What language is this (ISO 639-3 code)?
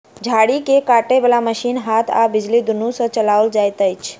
mai